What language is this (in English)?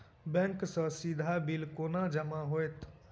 Maithili